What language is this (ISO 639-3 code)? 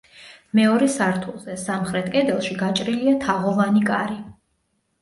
kat